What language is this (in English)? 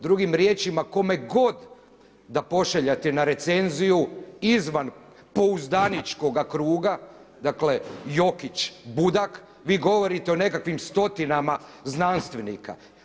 Croatian